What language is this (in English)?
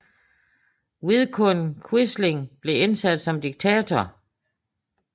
Danish